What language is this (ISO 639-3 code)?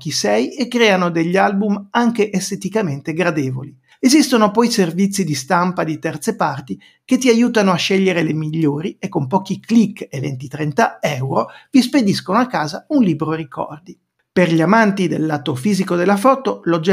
ita